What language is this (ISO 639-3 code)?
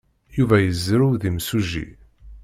kab